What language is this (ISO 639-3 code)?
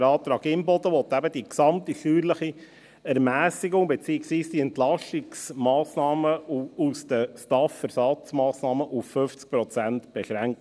gsw